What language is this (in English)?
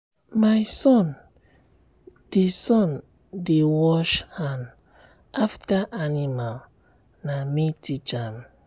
Nigerian Pidgin